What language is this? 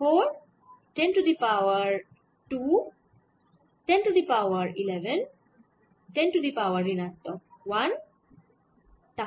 Bangla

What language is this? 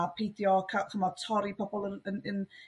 Welsh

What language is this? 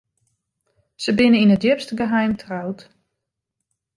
Western Frisian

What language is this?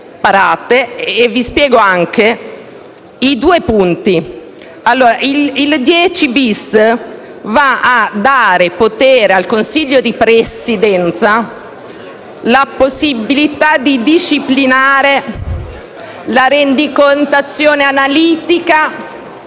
Italian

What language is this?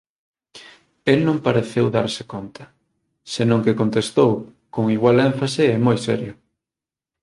Galician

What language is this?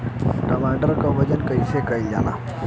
Bhojpuri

